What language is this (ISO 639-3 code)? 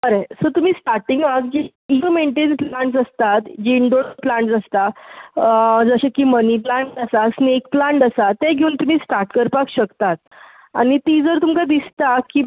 kok